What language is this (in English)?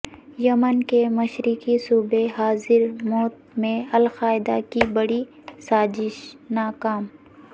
Urdu